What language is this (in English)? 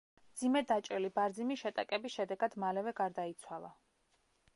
Georgian